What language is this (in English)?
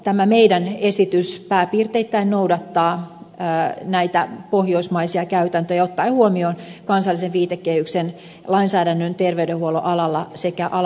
Finnish